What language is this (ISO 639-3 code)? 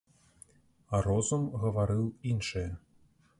bel